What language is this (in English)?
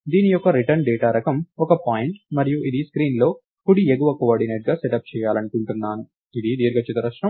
Telugu